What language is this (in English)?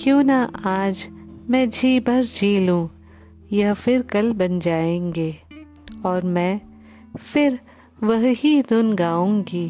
Hindi